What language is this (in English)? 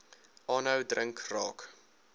Afrikaans